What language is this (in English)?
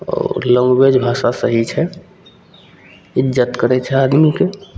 Maithili